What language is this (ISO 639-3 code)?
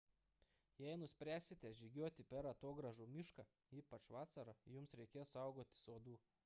lit